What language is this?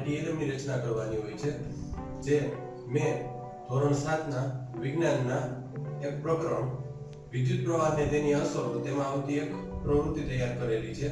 Gujarati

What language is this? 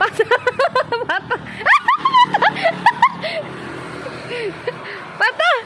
Indonesian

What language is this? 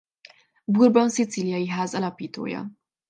Hungarian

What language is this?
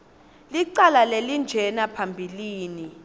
Swati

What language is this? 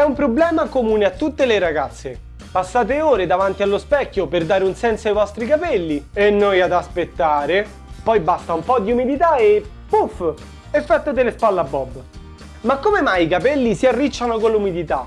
Italian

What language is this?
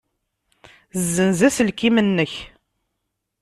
Kabyle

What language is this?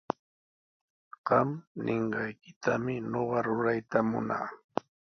Sihuas Ancash Quechua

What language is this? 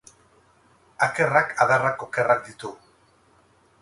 Basque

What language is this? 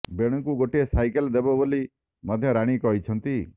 Odia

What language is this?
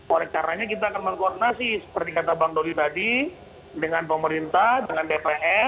Indonesian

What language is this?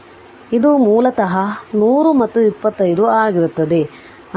Kannada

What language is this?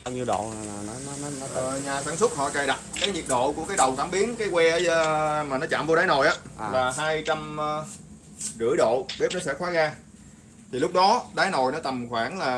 Vietnamese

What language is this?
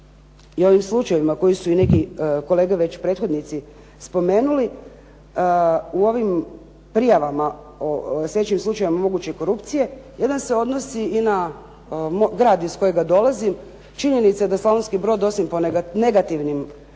Croatian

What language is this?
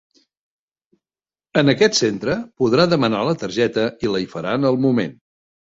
Catalan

